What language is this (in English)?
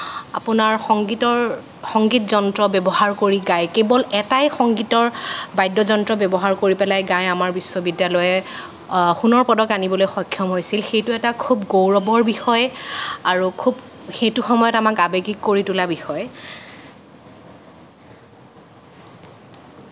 Assamese